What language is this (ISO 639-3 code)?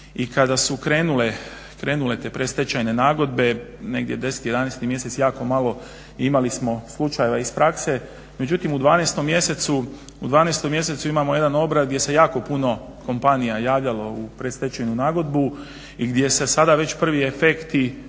hrv